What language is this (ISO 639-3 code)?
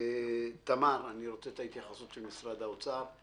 heb